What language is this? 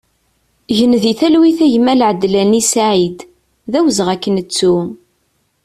Kabyle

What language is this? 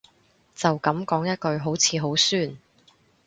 Cantonese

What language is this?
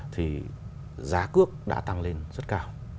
Vietnamese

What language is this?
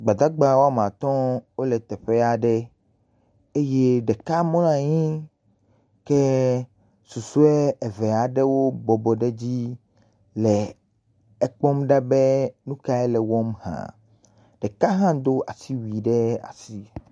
Ewe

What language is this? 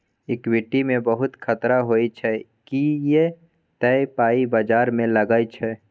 Maithili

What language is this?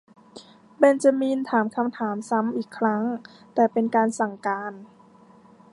Thai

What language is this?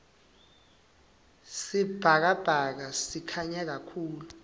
Swati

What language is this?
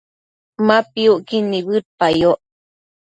Matsés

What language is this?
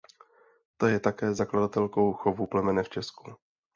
Czech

